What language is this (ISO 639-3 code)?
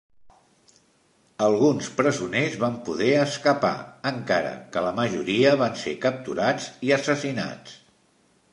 cat